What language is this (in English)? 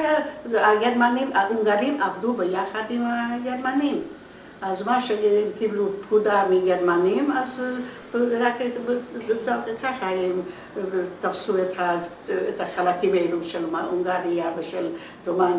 Hebrew